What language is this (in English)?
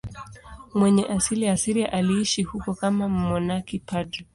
Swahili